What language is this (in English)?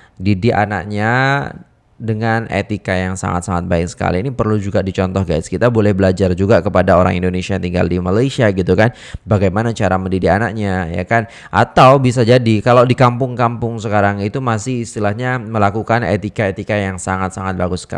Indonesian